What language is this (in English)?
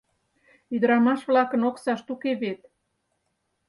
Mari